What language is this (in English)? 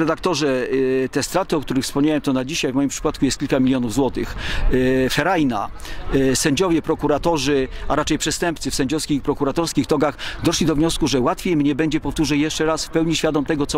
Polish